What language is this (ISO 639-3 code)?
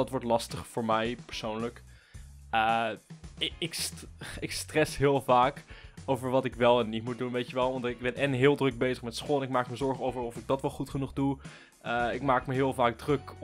nld